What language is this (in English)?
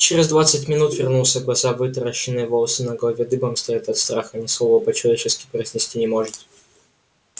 Russian